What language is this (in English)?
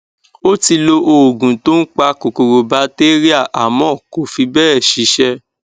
Yoruba